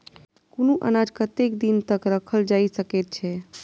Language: Maithili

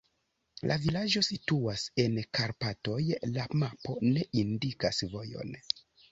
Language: Esperanto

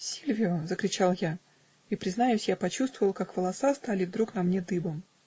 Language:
Russian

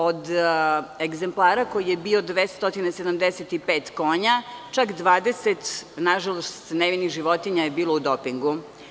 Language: Serbian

